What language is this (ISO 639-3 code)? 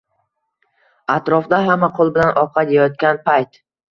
uzb